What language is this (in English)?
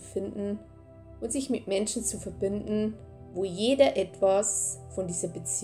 German